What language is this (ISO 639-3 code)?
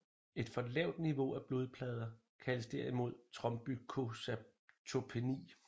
dan